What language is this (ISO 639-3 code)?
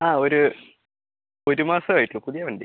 mal